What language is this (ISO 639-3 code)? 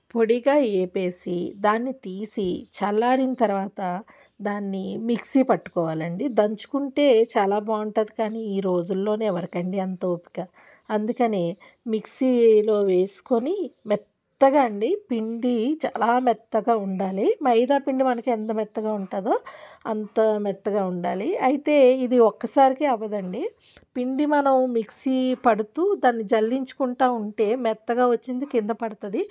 tel